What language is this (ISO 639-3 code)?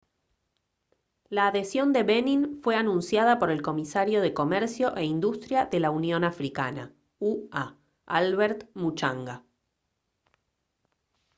spa